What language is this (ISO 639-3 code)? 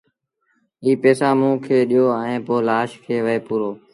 sbn